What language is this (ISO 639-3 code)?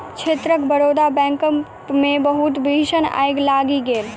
mai